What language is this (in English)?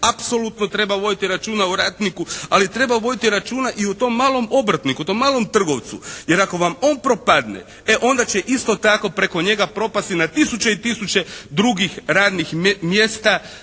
Croatian